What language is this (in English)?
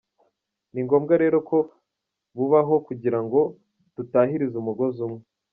Kinyarwanda